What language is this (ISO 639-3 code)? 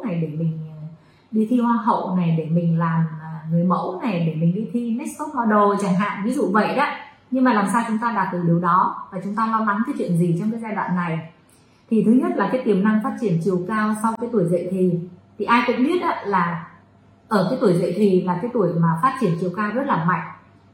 vie